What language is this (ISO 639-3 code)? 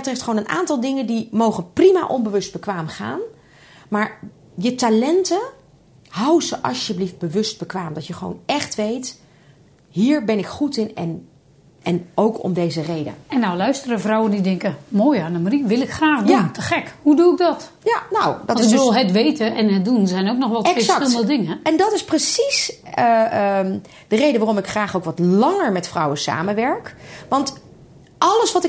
nld